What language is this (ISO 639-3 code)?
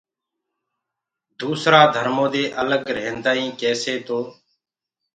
ggg